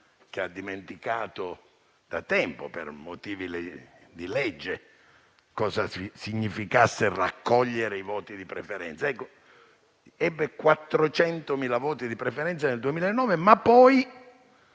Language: Italian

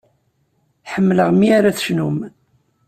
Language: Kabyle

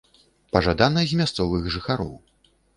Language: Belarusian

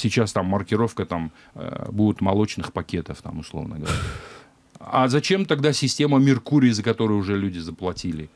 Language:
Russian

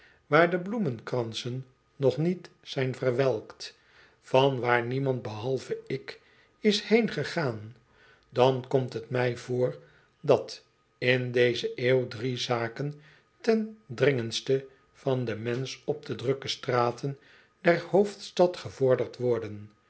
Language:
Dutch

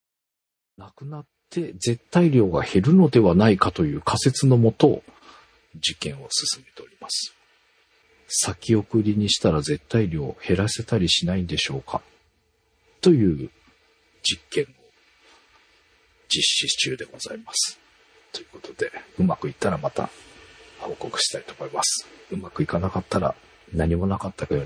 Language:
Japanese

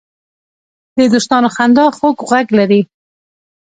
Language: Pashto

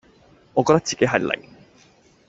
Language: Cantonese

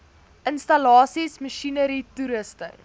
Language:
Afrikaans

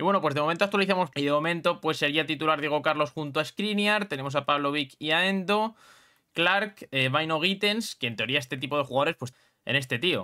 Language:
Spanish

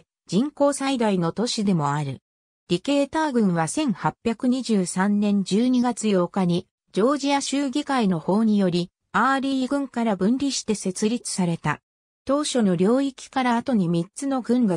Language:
Japanese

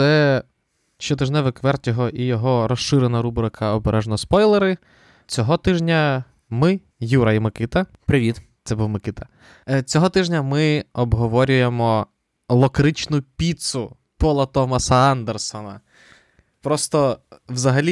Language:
Ukrainian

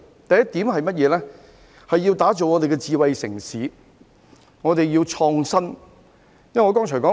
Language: Cantonese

